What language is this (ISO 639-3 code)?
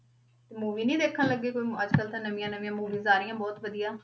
pan